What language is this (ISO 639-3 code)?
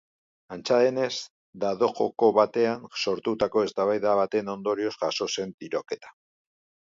eus